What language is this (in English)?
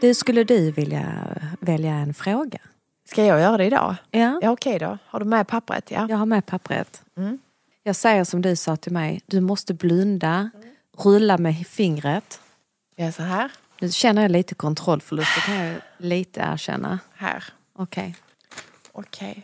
Swedish